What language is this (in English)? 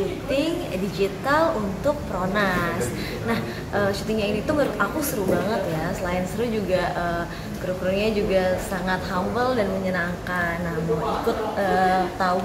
Indonesian